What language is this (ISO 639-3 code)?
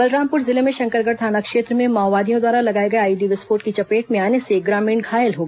hin